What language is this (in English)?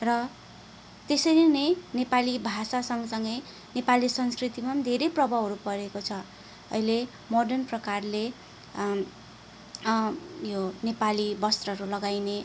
Nepali